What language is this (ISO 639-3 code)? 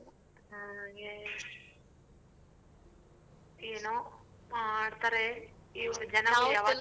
kan